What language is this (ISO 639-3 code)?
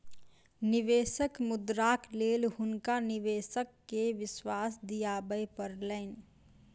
mai